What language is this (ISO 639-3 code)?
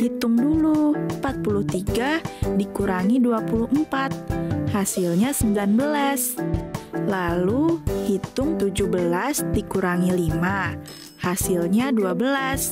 ind